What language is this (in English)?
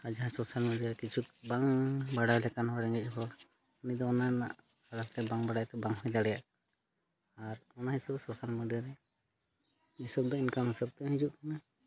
Santali